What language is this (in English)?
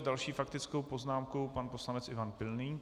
Czech